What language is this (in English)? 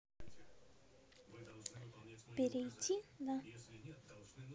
Russian